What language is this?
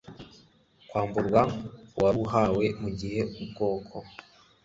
Kinyarwanda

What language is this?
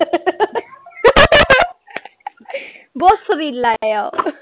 Punjabi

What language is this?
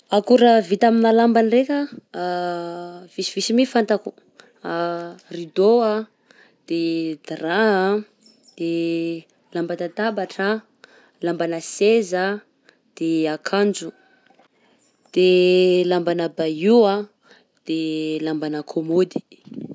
Southern Betsimisaraka Malagasy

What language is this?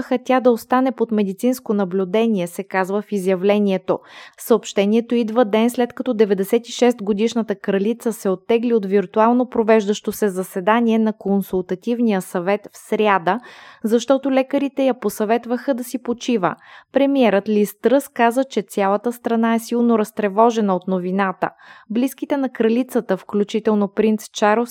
Bulgarian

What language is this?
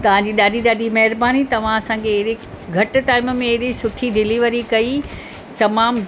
Sindhi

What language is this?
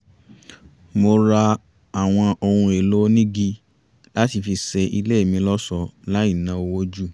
Yoruba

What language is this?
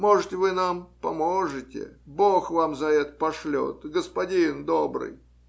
Russian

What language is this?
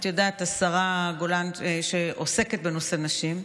Hebrew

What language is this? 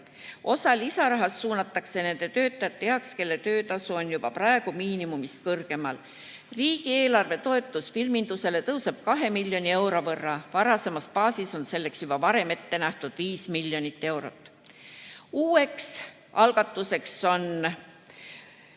Estonian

